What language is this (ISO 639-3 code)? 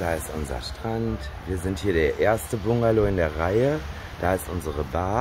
deu